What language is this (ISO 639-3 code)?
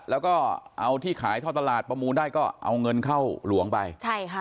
tha